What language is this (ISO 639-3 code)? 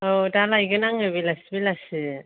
brx